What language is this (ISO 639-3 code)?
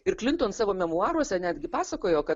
lit